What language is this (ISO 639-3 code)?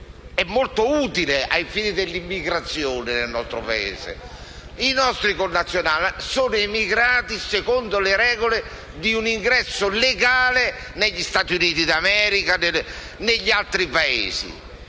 ita